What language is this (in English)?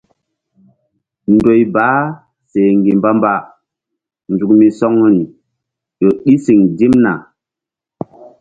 Mbum